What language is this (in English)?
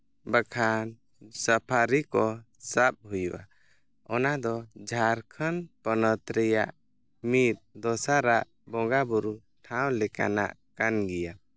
Santali